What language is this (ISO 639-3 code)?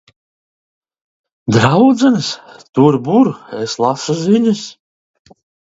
lav